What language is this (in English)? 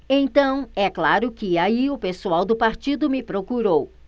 Portuguese